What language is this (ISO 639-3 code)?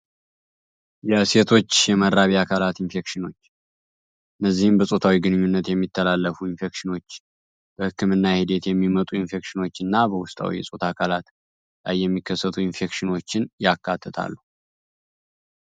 amh